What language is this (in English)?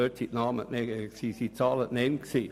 Swiss German